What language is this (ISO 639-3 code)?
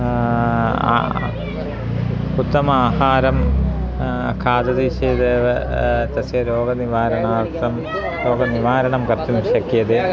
san